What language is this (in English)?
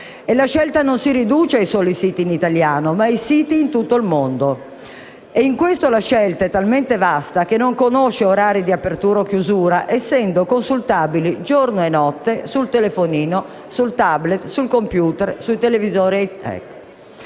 Italian